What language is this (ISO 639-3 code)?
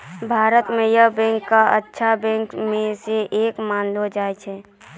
mai